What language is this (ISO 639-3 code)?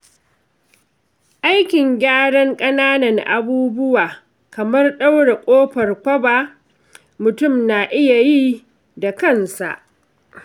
hau